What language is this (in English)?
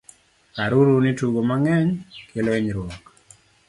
Luo (Kenya and Tanzania)